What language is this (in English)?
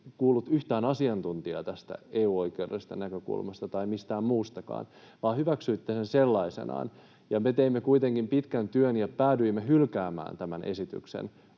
Finnish